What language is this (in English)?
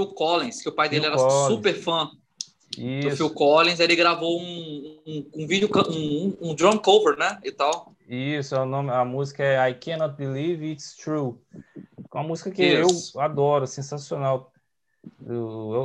Portuguese